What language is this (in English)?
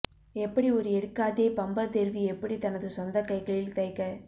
Tamil